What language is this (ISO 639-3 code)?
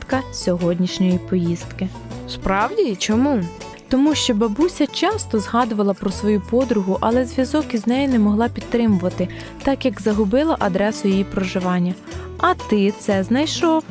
ukr